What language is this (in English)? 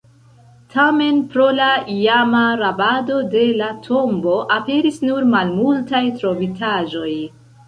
Esperanto